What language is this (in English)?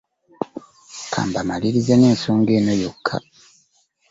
Ganda